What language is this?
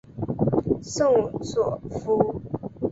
Chinese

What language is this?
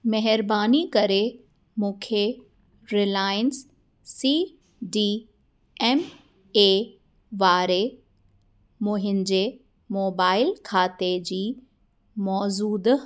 Sindhi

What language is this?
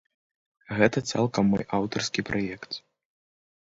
Belarusian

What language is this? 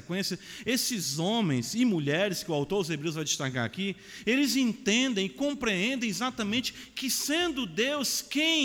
Portuguese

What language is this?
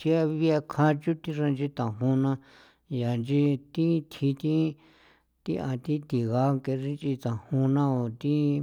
San Felipe Otlaltepec Popoloca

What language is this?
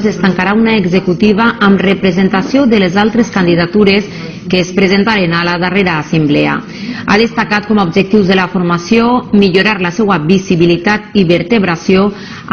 Spanish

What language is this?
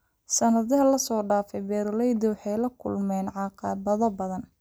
Somali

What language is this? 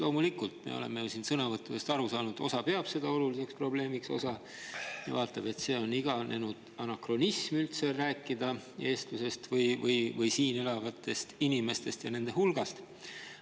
Estonian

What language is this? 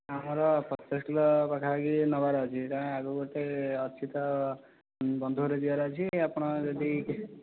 Odia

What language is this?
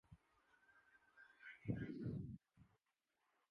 Urdu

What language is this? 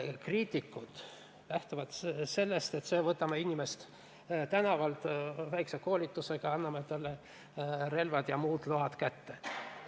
Estonian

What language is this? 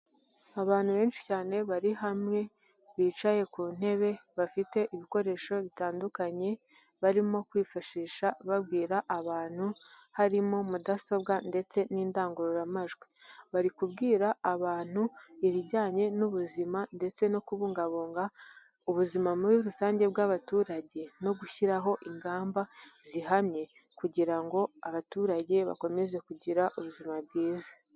Kinyarwanda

